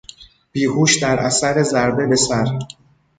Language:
Persian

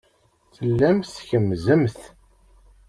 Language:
Kabyle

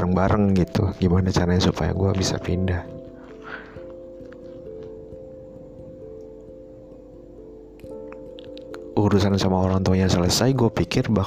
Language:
Indonesian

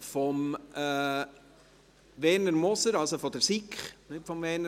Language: Swiss German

